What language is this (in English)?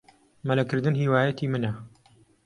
Central Kurdish